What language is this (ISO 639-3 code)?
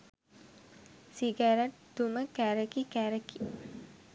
sin